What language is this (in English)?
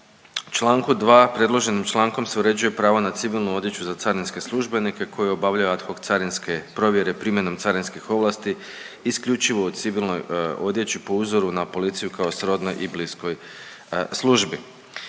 Croatian